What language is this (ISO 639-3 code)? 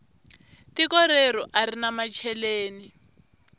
tso